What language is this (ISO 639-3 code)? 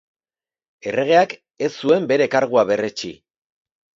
eus